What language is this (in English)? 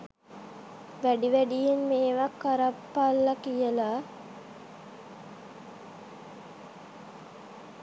Sinhala